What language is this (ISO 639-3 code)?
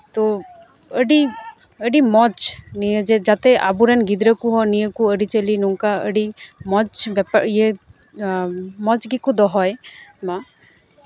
sat